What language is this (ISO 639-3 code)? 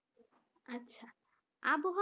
ben